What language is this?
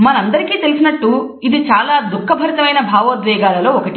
Telugu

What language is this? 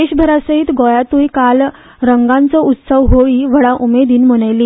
Konkani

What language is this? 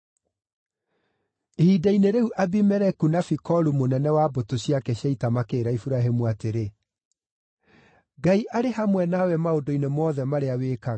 Kikuyu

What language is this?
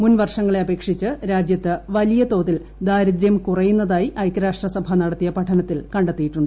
Malayalam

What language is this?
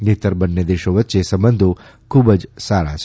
Gujarati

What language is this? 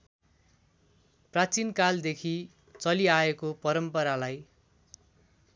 Nepali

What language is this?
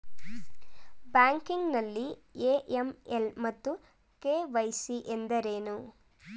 Kannada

